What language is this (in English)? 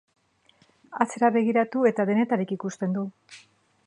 Basque